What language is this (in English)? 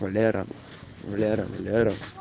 Russian